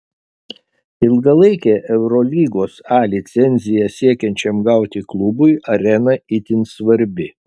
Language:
Lithuanian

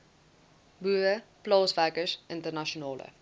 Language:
Afrikaans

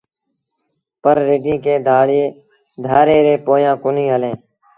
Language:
Sindhi Bhil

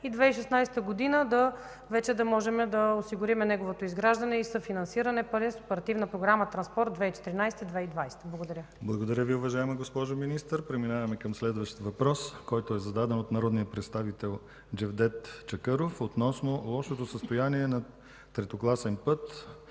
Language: Bulgarian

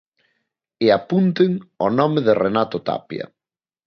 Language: Galician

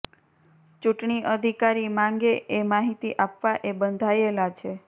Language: Gujarati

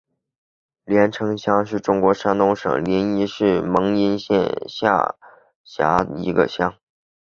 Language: Chinese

